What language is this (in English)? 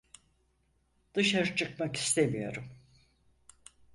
Turkish